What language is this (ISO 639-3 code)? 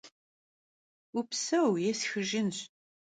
kbd